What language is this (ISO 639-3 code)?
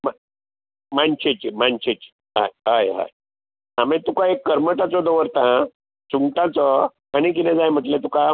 kok